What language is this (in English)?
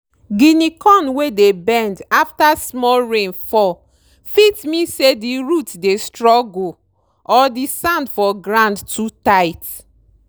Nigerian Pidgin